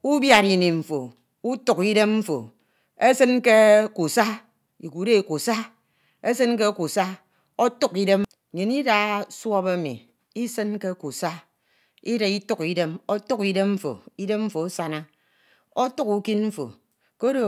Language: Ito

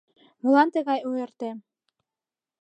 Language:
Mari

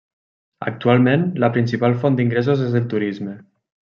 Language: Catalan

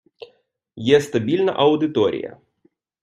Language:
Ukrainian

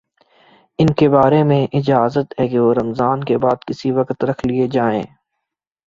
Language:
Urdu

